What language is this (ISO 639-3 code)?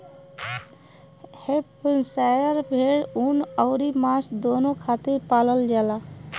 bho